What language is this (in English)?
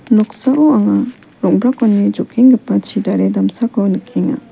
Garo